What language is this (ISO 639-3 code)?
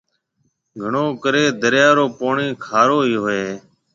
mve